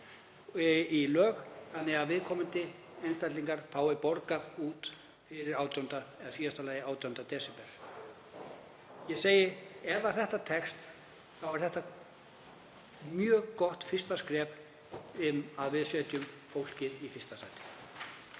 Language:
Icelandic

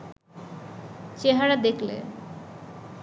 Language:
Bangla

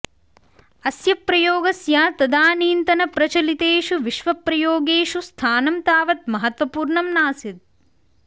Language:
Sanskrit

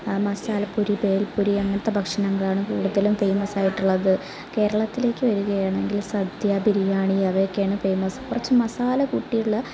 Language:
Malayalam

